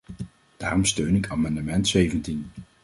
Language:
Dutch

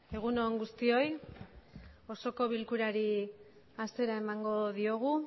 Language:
Basque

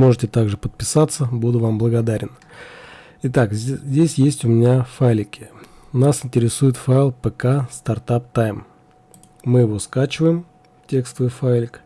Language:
Russian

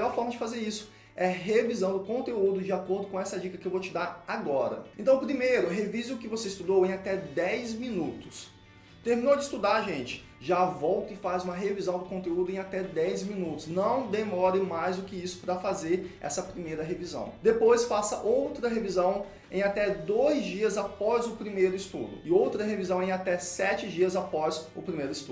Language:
Portuguese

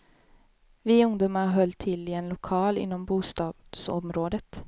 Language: Swedish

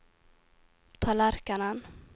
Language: Norwegian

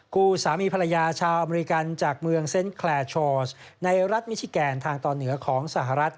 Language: Thai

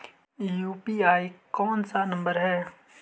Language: Magahi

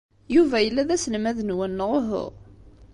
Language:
Kabyle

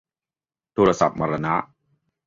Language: Thai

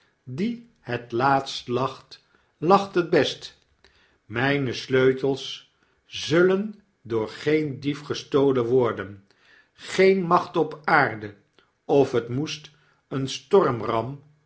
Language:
Dutch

